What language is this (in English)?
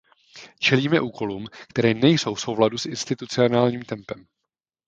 Czech